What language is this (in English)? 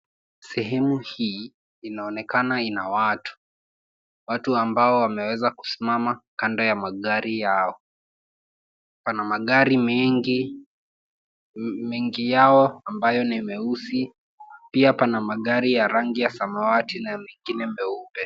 Swahili